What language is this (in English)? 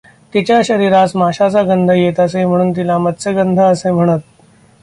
Marathi